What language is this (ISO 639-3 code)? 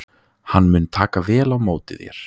isl